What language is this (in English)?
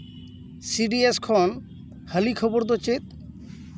Santali